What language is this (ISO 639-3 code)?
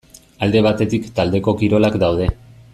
eus